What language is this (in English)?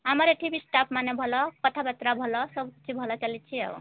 Odia